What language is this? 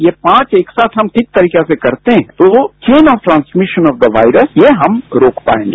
Hindi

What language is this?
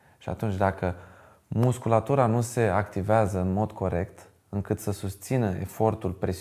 Romanian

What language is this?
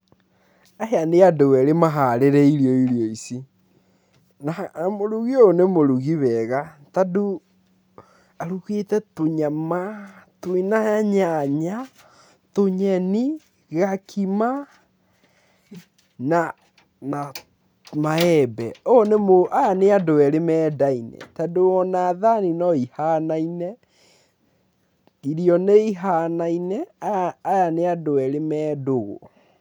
Kikuyu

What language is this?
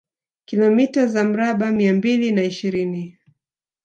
Swahili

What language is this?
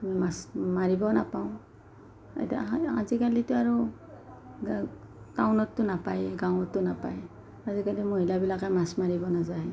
Assamese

